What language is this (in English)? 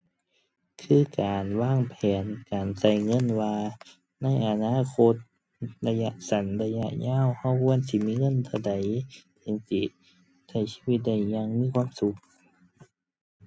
Thai